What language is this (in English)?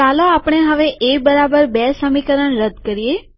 Gujarati